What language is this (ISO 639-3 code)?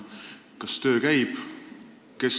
est